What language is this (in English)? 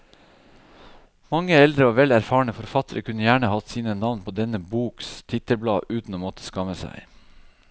Norwegian